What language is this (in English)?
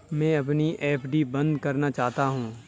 Hindi